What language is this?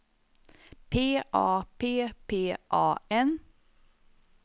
Swedish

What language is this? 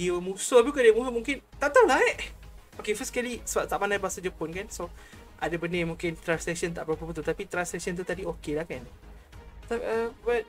Malay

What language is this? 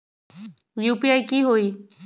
Magahi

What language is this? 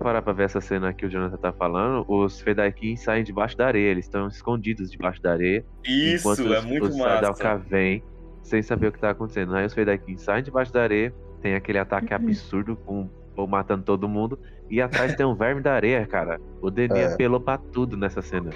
Portuguese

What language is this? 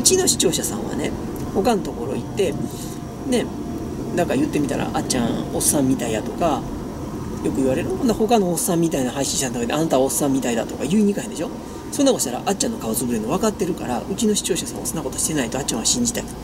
Japanese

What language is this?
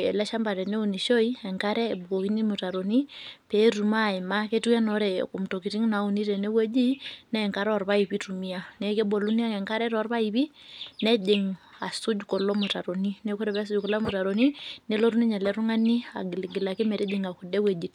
Masai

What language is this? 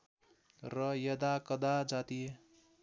Nepali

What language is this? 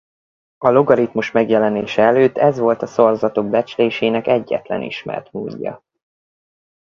Hungarian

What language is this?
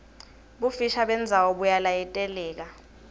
Swati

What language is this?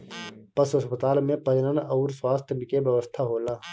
Bhojpuri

